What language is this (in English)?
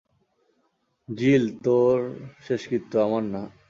Bangla